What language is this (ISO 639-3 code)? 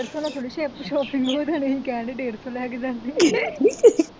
pan